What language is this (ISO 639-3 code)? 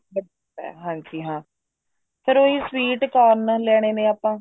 pan